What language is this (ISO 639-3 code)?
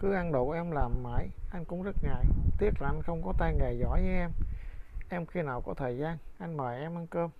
vie